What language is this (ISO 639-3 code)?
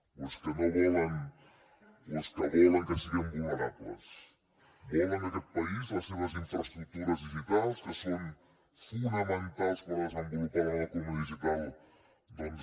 cat